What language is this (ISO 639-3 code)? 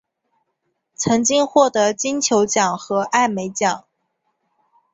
zho